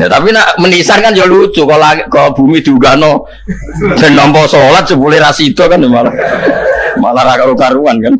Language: Indonesian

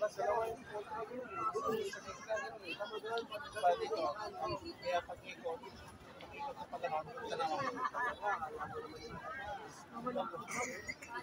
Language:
Indonesian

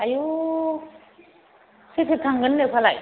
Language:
Bodo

